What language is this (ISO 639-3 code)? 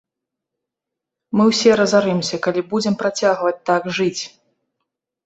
bel